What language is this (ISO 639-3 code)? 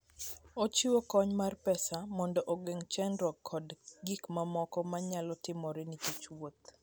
luo